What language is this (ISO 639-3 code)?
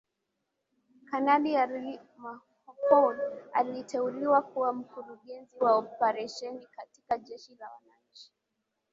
swa